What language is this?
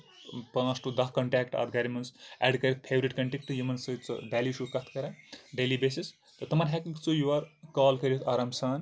Kashmiri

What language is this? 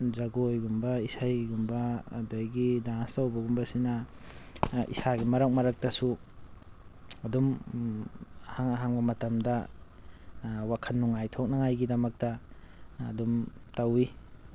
Manipuri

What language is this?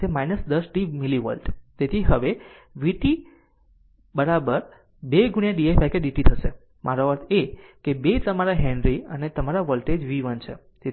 Gujarati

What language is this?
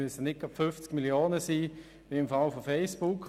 Swiss German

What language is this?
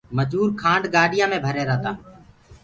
Gurgula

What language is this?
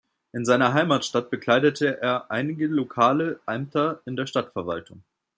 German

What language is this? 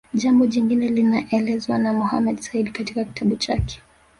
Swahili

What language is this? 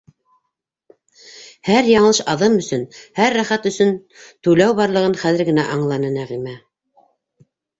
Bashkir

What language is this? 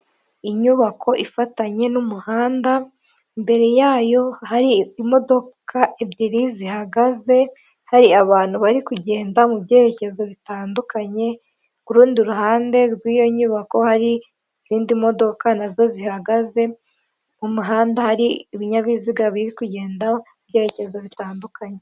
Kinyarwanda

